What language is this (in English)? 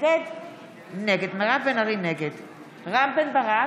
Hebrew